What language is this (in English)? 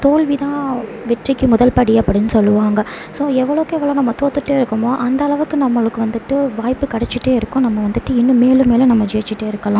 Tamil